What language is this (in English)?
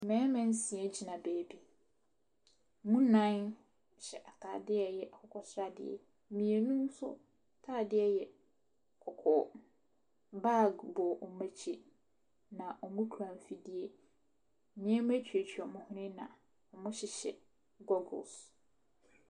Akan